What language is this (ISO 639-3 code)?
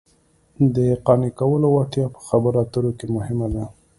pus